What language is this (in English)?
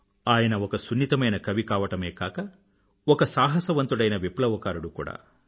Telugu